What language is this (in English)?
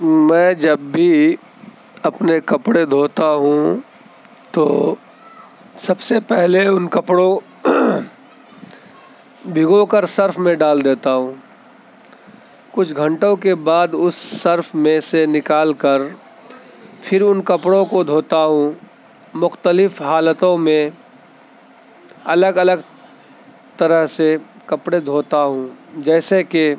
Urdu